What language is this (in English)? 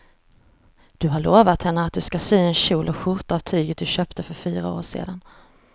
Swedish